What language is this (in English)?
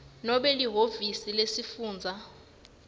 Swati